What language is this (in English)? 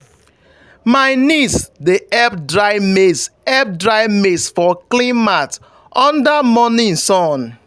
Nigerian Pidgin